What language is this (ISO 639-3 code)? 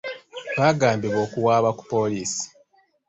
lug